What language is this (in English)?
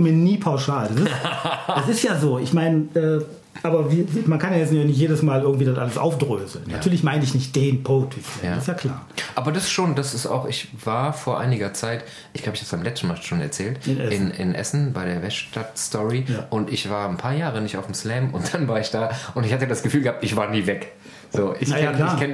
German